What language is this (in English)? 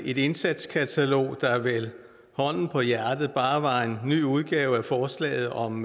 Danish